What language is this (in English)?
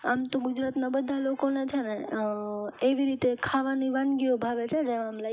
Gujarati